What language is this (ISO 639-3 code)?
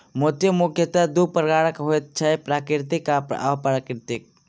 mai